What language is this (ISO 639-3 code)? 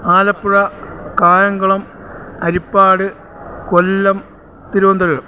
mal